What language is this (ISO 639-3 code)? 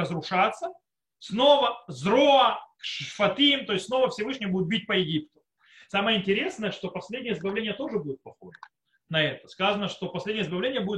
rus